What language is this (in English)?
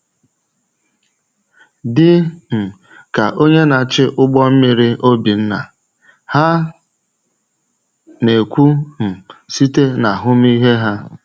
Igbo